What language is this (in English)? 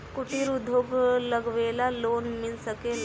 Bhojpuri